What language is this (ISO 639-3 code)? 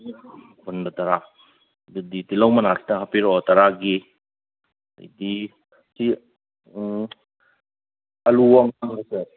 mni